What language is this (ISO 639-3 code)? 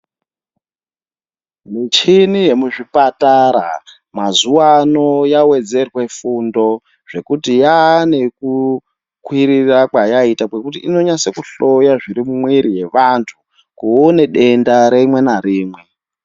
ndc